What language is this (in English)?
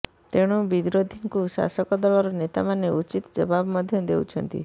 Odia